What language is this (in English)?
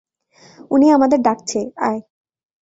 Bangla